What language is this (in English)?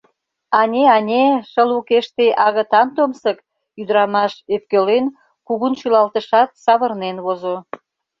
Mari